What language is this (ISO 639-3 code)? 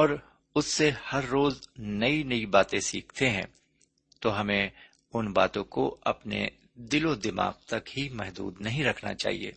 urd